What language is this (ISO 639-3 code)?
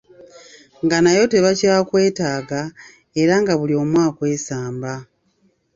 lug